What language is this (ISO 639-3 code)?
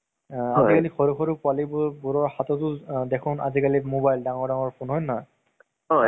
asm